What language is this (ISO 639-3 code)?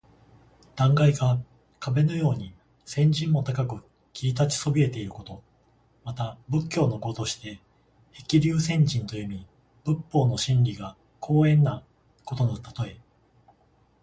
jpn